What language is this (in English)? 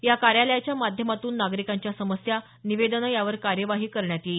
Marathi